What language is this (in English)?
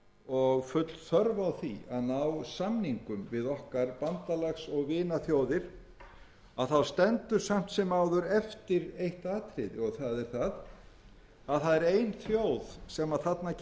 Icelandic